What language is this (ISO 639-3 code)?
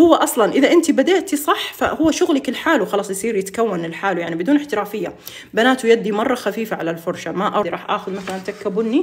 ara